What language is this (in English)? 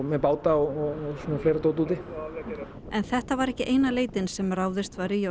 Icelandic